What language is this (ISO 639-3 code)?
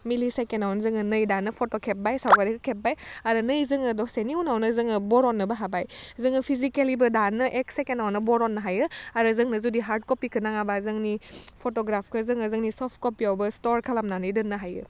brx